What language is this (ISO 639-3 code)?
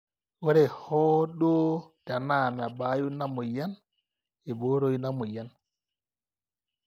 mas